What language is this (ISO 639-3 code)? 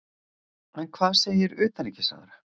isl